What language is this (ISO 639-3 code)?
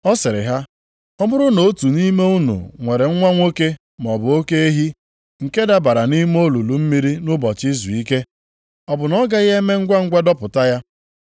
ibo